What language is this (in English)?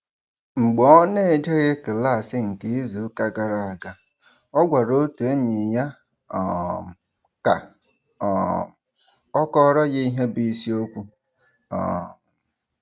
Igbo